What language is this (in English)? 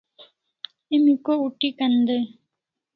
Kalasha